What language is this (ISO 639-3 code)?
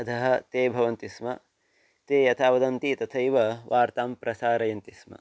san